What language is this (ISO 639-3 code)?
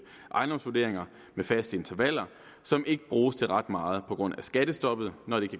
dan